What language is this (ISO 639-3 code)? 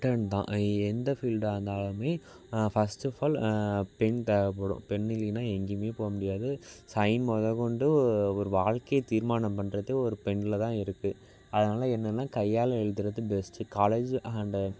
tam